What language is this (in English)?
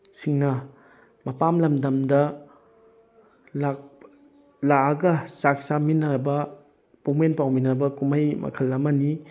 Manipuri